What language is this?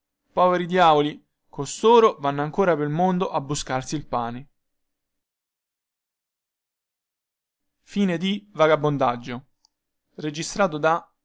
Italian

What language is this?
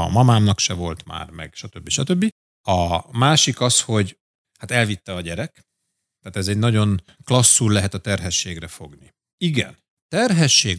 Hungarian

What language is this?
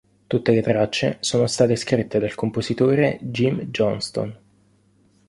Italian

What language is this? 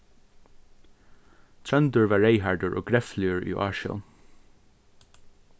Faroese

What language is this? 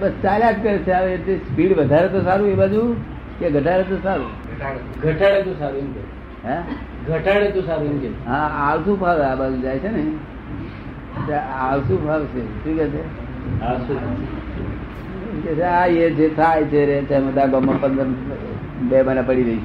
Gujarati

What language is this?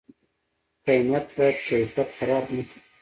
Pashto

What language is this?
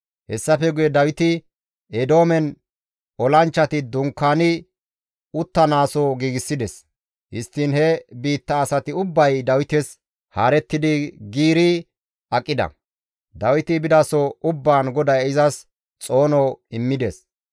Gamo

